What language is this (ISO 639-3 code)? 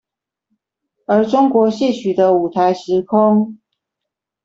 zho